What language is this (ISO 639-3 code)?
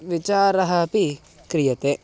san